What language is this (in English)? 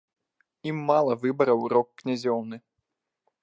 Belarusian